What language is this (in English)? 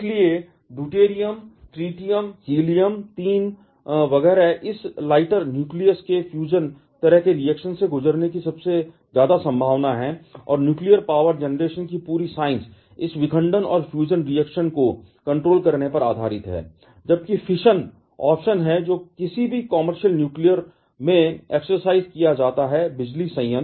Hindi